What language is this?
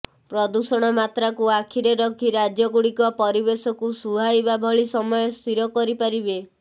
Odia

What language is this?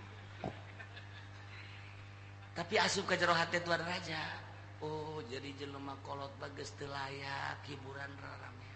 Indonesian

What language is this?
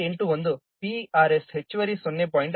Kannada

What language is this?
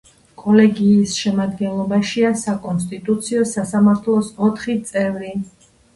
Georgian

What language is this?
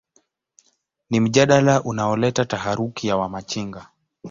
Swahili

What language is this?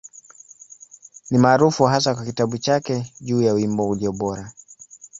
Swahili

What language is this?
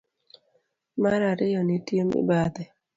Luo (Kenya and Tanzania)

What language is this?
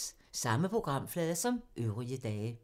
Danish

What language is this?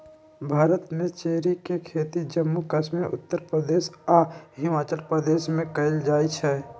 Magahi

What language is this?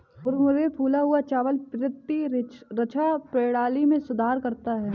Hindi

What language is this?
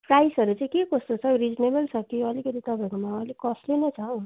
Nepali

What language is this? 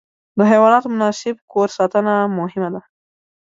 Pashto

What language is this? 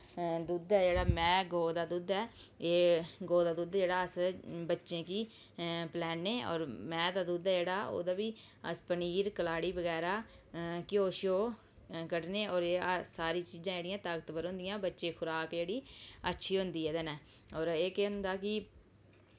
Dogri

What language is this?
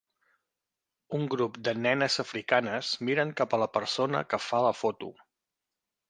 Catalan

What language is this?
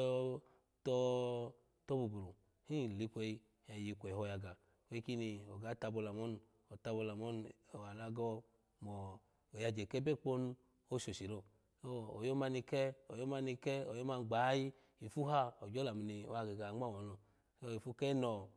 Alago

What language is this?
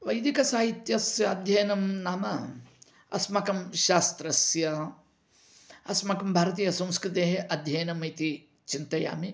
Sanskrit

